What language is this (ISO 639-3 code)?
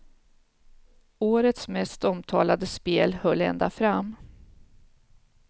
swe